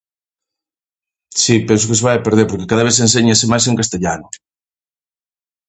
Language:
Galician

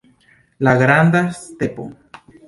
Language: Esperanto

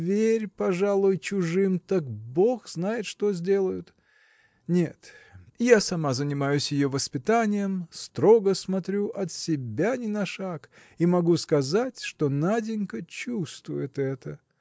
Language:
Russian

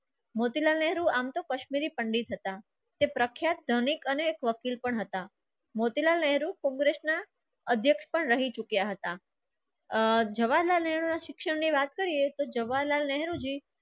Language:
Gujarati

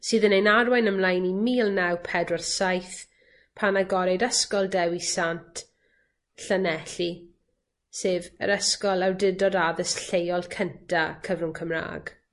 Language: Welsh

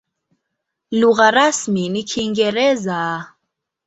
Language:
Swahili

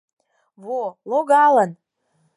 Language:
Mari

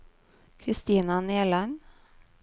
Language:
Norwegian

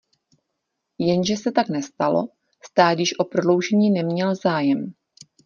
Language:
Czech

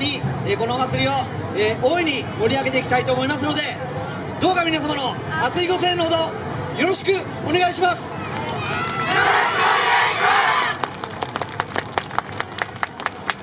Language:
Japanese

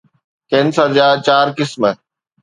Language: Sindhi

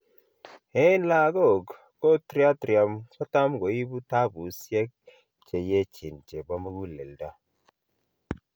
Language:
Kalenjin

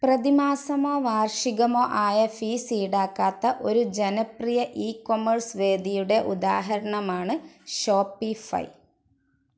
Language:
Malayalam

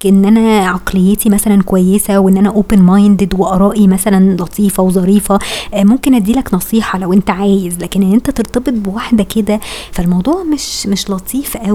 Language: Arabic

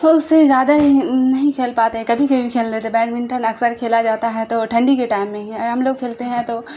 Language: Urdu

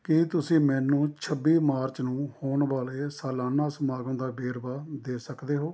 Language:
Punjabi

